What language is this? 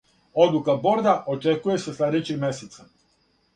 Serbian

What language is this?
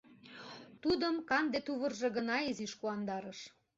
Mari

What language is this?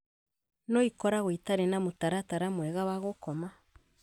Kikuyu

